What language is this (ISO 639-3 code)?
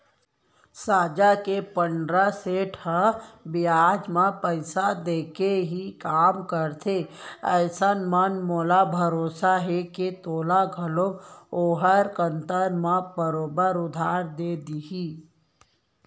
hne